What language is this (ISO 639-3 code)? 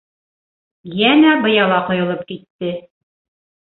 bak